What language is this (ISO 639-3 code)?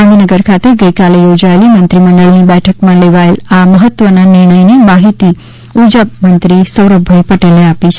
guj